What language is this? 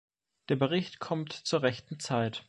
German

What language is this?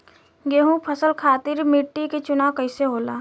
Bhojpuri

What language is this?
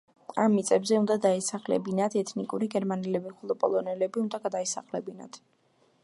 Georgian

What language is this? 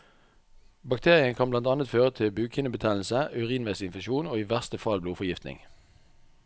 Norwegian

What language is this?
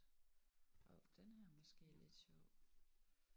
Danish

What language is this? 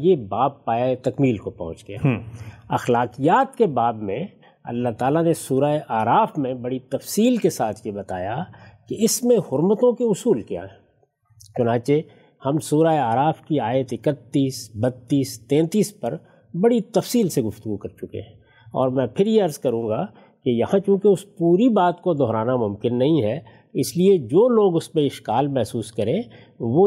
Urdu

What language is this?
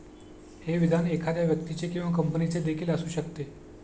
Marathi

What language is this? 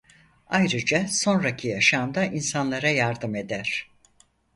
Turkish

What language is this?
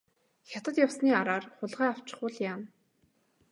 Mongolian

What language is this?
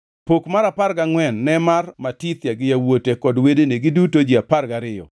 Luo (Kenya and Tanzania)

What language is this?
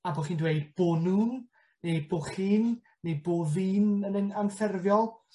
Welsh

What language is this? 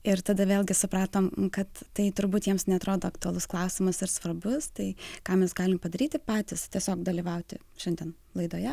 Lithuanian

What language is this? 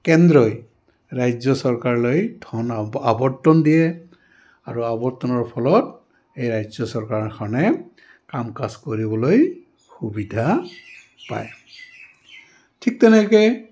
Assamese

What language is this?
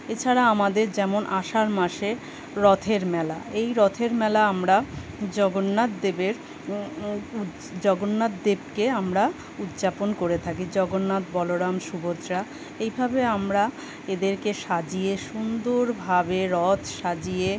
Bangla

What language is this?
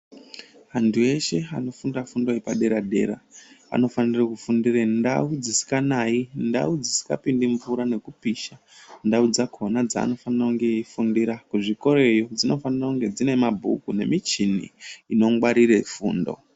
Ndau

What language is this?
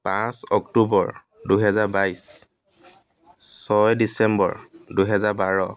Assamese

